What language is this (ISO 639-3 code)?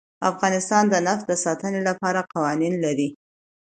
pus